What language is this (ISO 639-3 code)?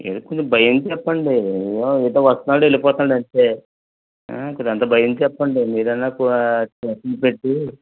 tel